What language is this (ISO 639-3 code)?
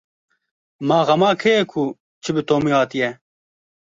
kur